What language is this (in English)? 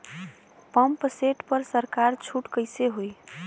Bhojpuri